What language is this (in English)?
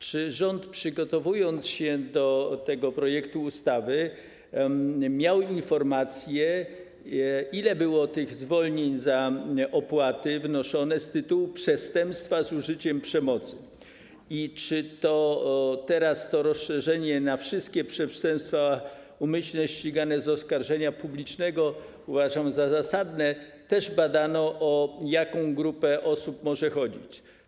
Polish